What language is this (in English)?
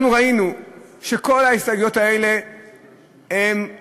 Hebrew